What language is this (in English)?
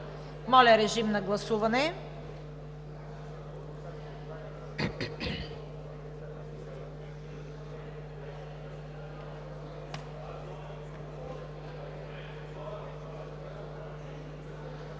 Bulgarian